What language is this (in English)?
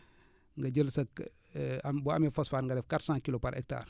Wolof